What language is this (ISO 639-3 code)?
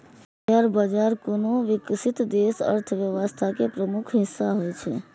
mai